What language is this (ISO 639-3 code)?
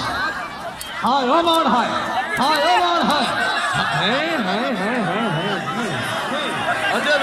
hin